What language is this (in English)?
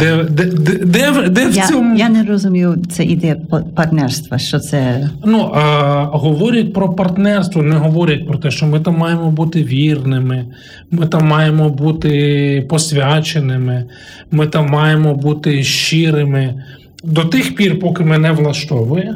Ukrainian